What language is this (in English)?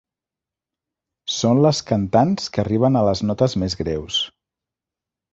Catalan